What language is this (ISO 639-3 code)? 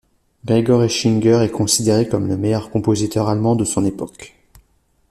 fra